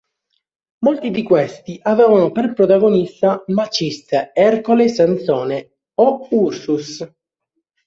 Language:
Italian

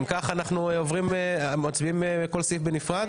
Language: Hebrew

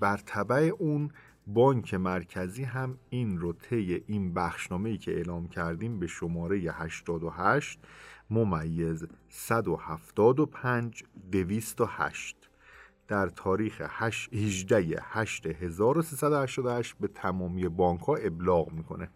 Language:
Persian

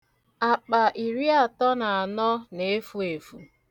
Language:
Igbo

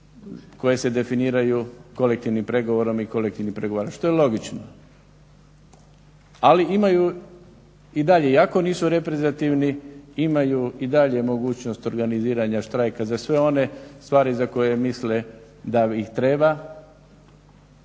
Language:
Croatian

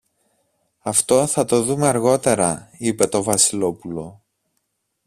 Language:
Greek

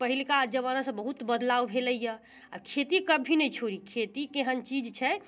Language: Maithili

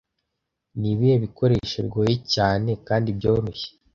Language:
Kinyarwanda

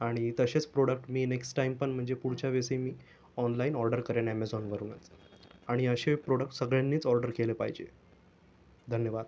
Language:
Marathi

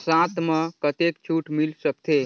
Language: Chhattisgarhi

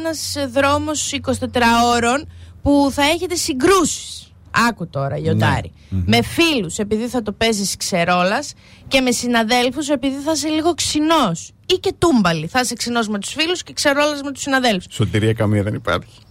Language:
Greek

